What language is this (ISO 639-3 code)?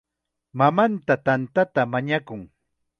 qxa